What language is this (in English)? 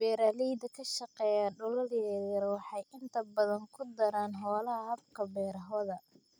Somali